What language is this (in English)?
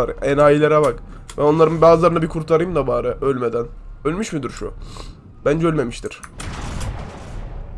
Turkish